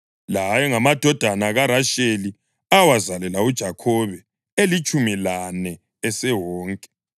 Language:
North Ndebele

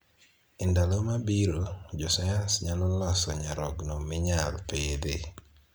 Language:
Luo (Kenya and Tanzania)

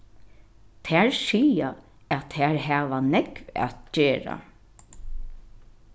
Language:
Faroese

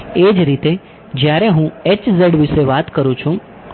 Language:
Gujarati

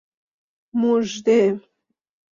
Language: Persian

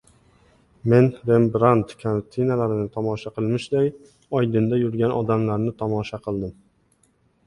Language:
Uzbek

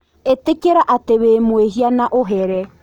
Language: Kikuyu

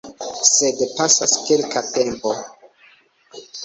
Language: Esperanto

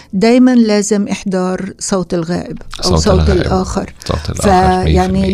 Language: Arabic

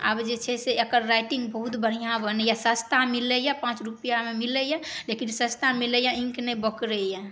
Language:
Maithili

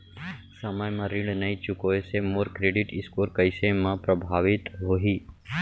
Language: Chhattisgarhi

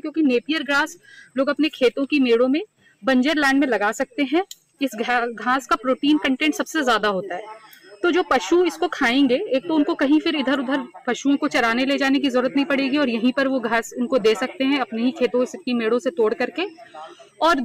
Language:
Hindi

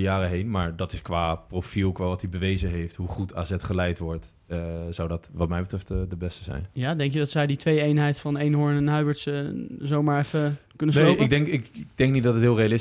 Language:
Dutch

